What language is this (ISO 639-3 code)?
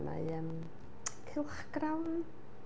cym